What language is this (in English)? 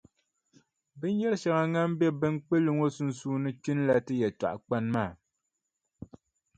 Dagbani